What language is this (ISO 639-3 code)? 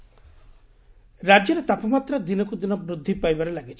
ori